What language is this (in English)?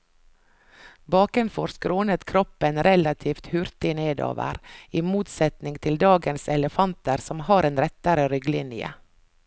Norwegian